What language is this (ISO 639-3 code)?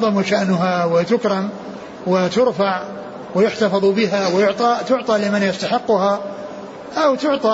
ara